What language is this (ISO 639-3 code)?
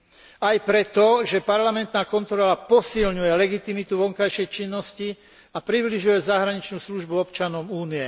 slk